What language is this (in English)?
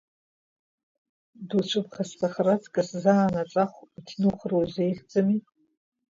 Abkhazian